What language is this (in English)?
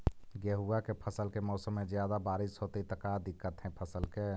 Magahi